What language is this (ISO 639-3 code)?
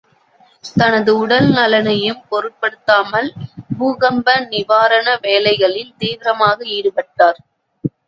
tam